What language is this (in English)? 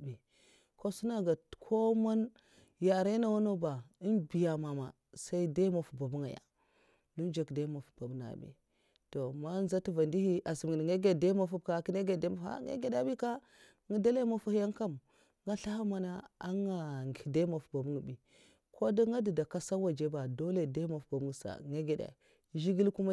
Mafa